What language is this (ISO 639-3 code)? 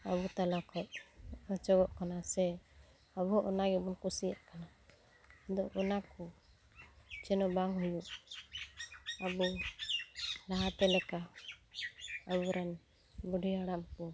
sat